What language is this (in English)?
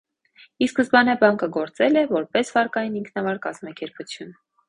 Armenian